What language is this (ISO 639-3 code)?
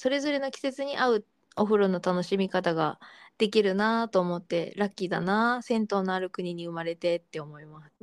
jpn